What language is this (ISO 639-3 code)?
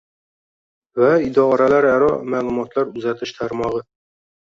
uzb